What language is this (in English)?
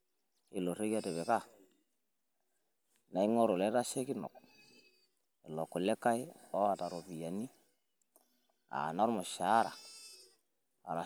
Masai